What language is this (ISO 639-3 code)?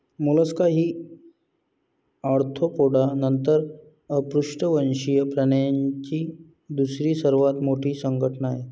mar